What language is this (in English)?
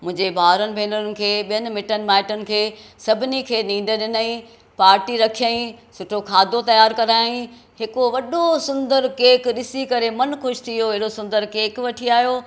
Sindhi